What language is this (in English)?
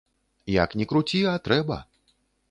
Belarusian